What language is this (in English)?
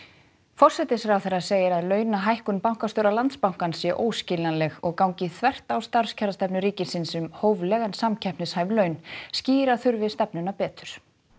Icelandic